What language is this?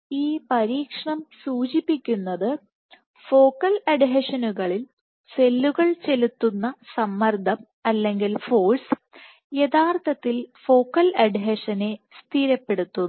Malayalam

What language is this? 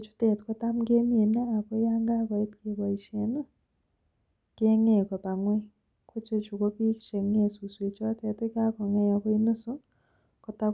Kalenjin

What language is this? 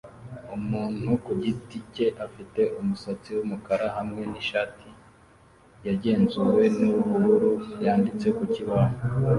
Kinyarwanda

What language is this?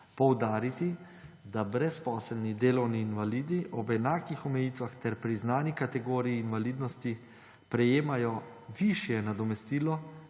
Slovenian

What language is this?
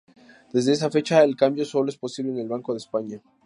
Spanish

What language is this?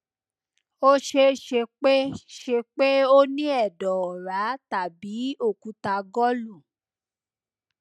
Yoruba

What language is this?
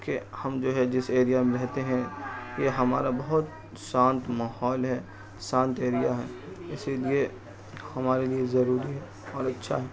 Urdu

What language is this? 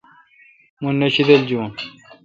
Kalkoti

